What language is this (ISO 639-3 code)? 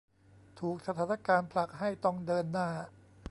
tha